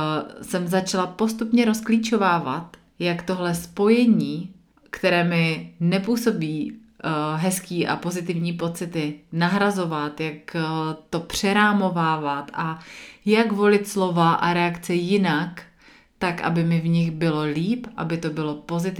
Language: Czech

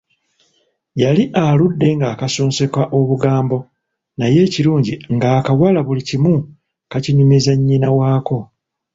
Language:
Ganda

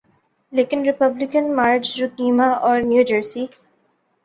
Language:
Urdu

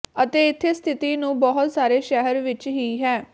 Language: Punjabi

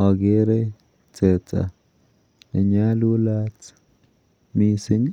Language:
Kalenjin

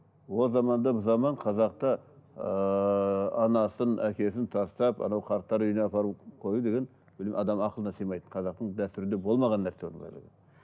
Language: Kazakh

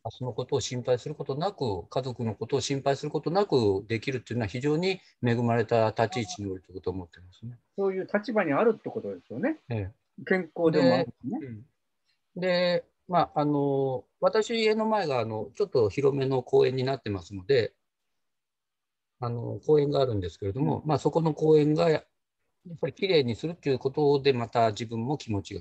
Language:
Japanese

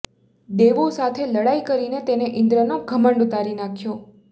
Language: Gujarati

